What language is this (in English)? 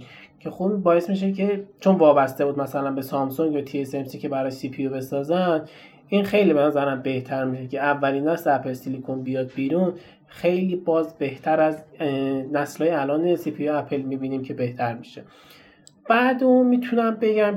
Persian